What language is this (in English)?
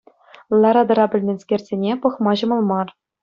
Chuvash